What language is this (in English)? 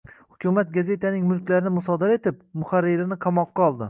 Uzbek